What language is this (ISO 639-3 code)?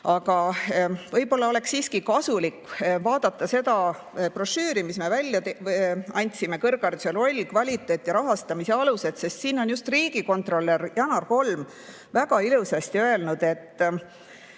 est